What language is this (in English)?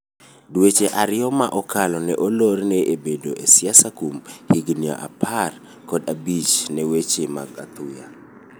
Luo (Kenya and Tanzania)